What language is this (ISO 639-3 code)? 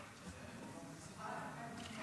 heb